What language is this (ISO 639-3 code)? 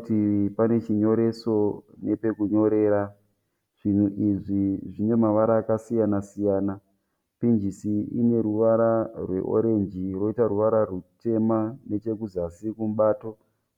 sna